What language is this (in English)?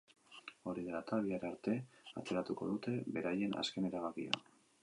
Basque